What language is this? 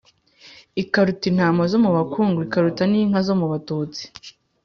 Kinyarwanda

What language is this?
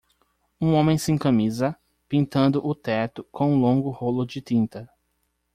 Portuguese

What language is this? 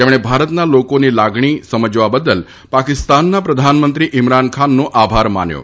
Gujarati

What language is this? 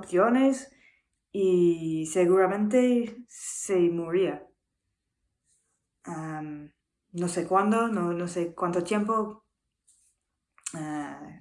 Spanish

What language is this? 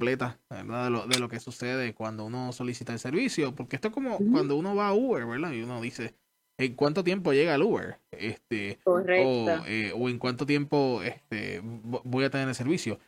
Spanish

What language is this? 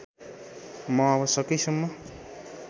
Nepali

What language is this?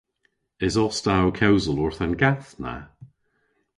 Cornish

